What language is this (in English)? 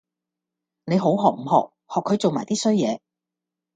Cantonese